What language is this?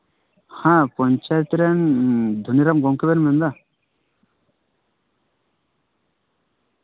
Santali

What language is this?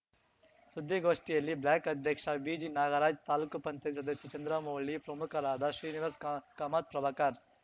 Kannada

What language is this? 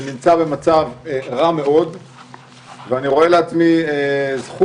Hebrew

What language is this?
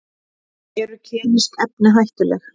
Icelandic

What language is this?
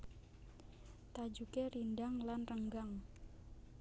Javanese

